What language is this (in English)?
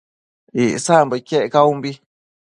Matsés